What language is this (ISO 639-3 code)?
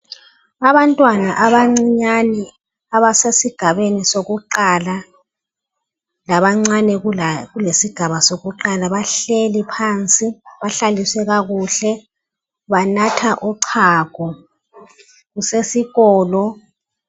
nde